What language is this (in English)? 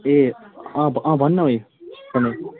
Nepali